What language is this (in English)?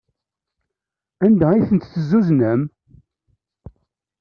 Kabyle